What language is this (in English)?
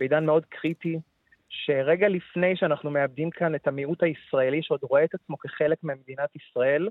Hebrew